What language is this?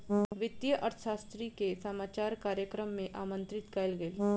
Maithili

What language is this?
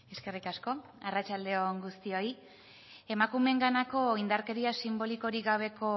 Basque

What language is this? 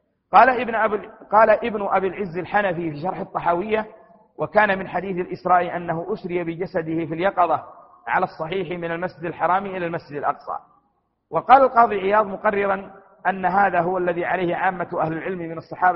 Arabic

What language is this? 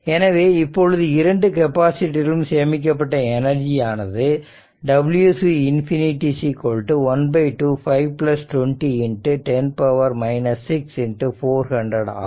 Tamil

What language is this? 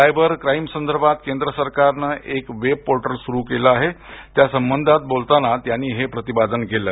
Marathi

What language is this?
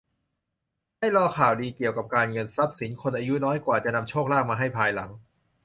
Thai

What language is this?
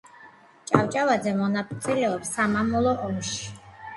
Georgian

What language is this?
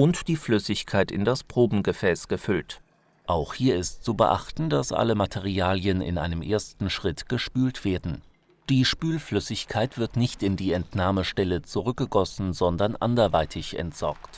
German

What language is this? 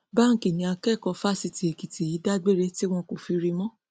Yoruba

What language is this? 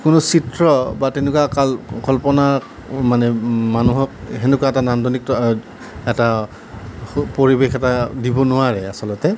Assamese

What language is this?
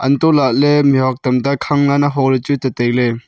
Wancho Naga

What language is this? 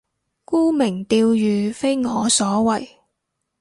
Cantonese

